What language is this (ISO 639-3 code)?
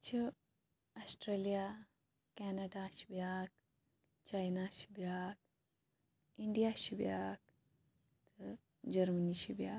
kas